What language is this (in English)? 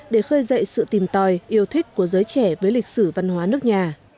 Vietnamese